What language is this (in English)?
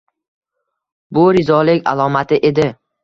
Uzbek